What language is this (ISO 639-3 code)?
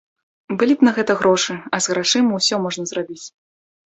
bel